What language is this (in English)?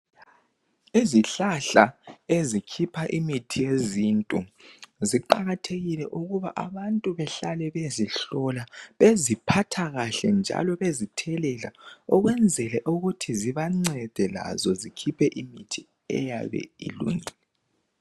North Ndebele